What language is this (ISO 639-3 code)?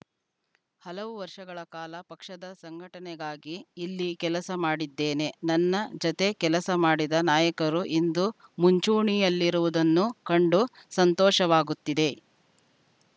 kan